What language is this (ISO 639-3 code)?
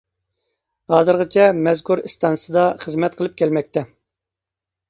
uig